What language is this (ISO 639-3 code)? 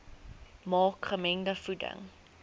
afr